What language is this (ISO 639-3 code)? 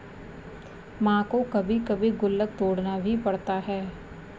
hin